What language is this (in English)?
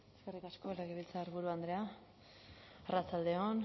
Basque